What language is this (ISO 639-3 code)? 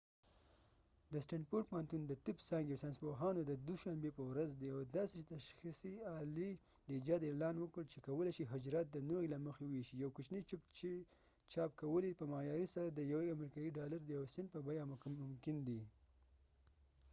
pus